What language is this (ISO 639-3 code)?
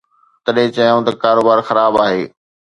snd